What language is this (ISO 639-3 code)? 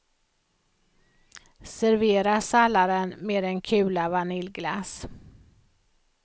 swe